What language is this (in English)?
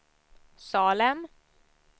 Swedish